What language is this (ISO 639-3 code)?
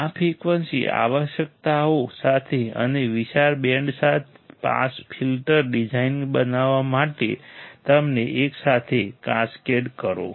guj